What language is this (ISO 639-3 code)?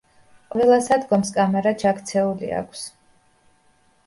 kat